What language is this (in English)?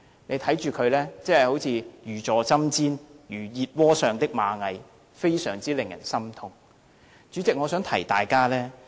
Cantonese